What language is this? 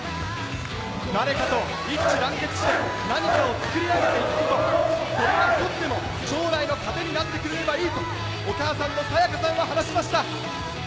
Japanese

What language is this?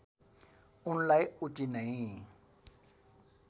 Nepali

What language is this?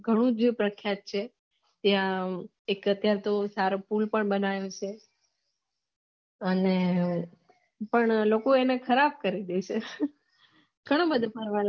Gujarati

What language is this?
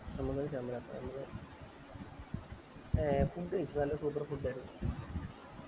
Malayalam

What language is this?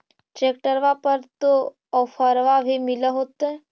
Magahi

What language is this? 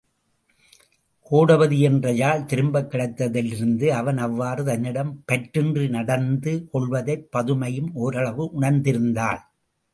Tamil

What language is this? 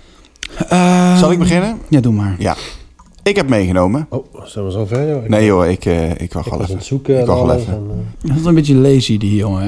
Dutch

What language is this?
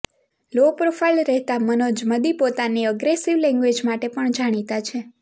Gujarati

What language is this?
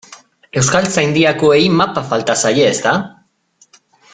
Basque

